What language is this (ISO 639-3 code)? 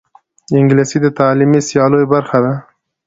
pus